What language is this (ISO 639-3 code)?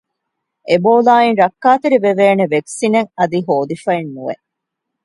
div